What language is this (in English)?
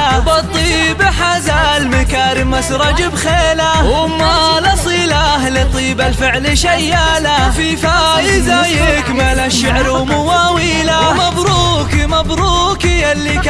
Arabic